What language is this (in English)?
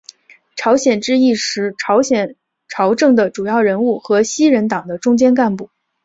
Chinese